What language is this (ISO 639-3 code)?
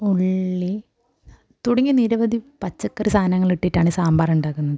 mal